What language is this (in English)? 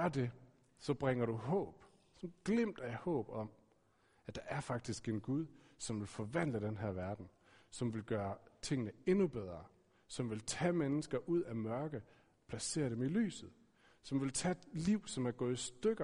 Danish